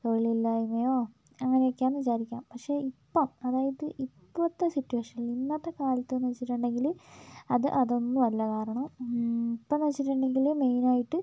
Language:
Malayalam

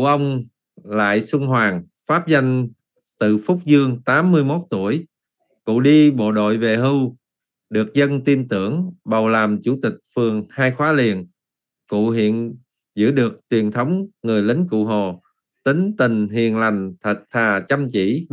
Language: Vietnamese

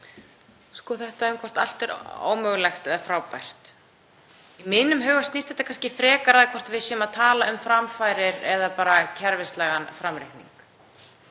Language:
Icelandic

